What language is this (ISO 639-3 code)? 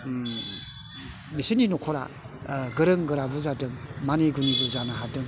brx